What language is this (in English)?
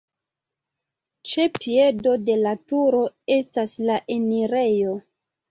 Esperanto